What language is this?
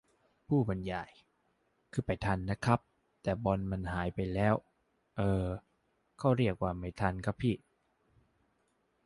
Thai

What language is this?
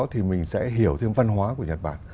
Vietnamese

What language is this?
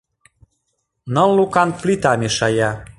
Mari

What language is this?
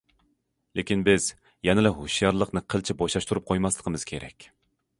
Uyghur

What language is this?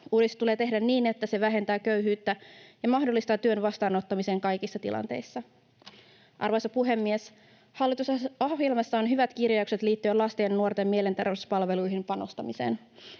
Finnish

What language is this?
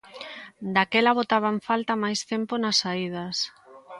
Galician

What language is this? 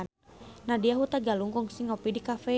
Sundanese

